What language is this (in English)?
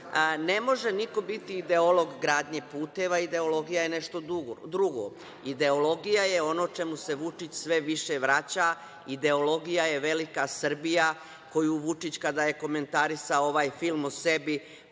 Serbian